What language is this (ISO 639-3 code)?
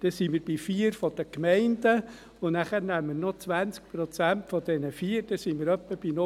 gsw